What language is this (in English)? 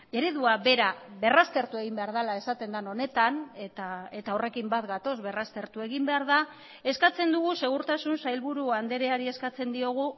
Basque